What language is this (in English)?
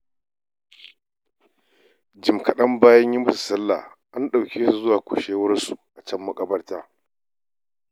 Hausa